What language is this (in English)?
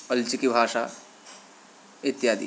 Sanskrit